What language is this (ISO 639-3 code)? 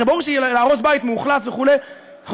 heb